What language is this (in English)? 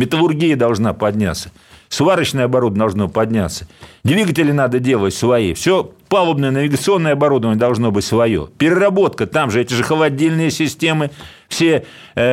Russian